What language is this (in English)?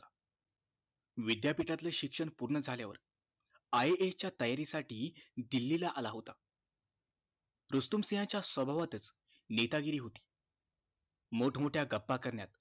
Marathi